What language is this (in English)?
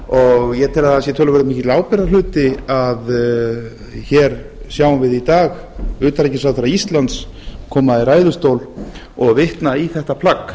Icelandic